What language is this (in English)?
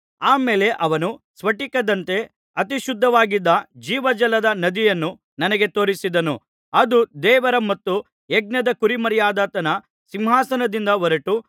Kannada